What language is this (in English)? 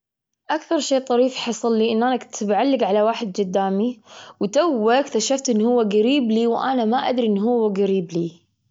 Gulf Arabic